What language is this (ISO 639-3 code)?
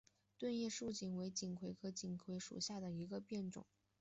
zho